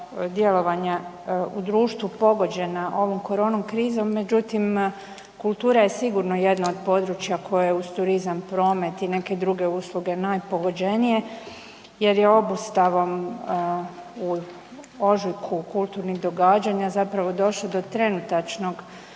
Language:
Croatian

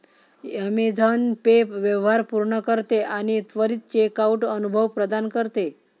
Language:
Marathi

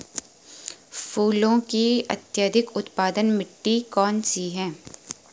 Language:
Hindi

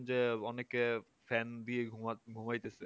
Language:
Bangla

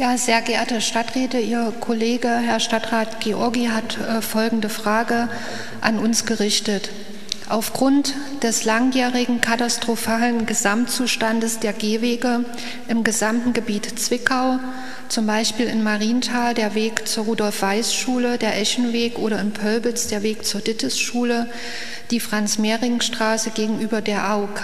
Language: German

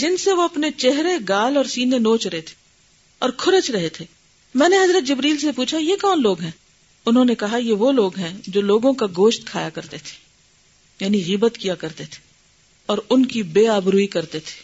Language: Urdu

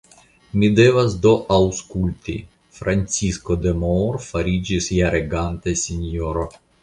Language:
Esperanto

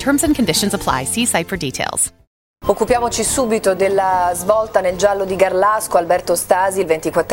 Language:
Italian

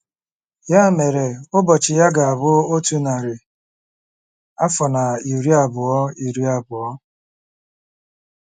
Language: Igbo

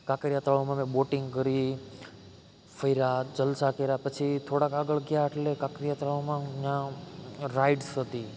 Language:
Gujarati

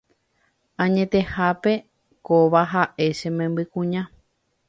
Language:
Guarani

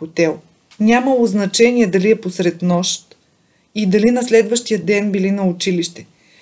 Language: Bulgarian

